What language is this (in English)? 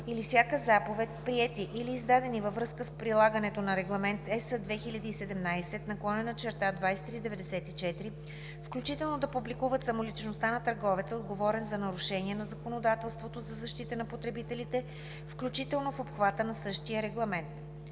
Bulgarian